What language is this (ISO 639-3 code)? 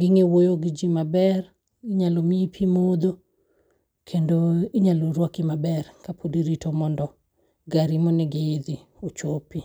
luo